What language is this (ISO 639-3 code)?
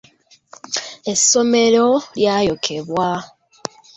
lug